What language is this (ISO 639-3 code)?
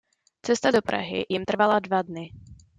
ces